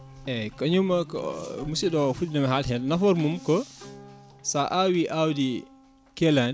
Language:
Fula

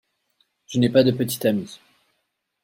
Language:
French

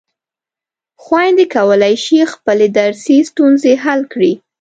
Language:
Pashto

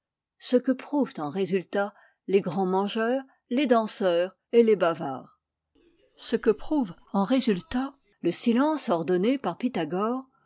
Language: French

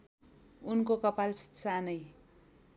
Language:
Nepali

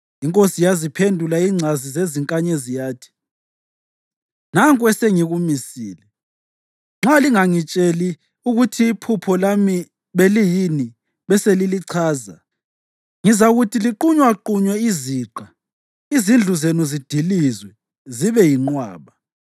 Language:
North Ndebele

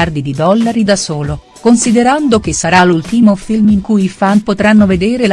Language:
Italian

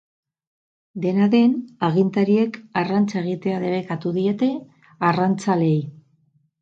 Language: Basque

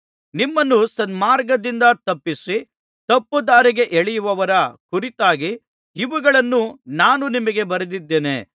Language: Kannada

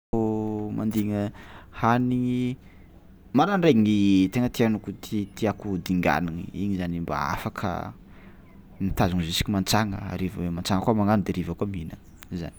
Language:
Tsimihety Malagasy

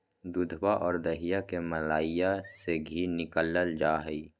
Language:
Magahi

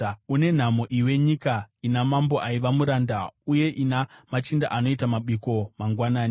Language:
Shona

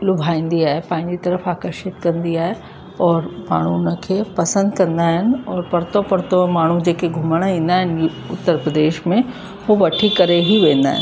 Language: Sindhi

